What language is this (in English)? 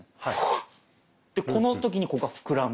Japanese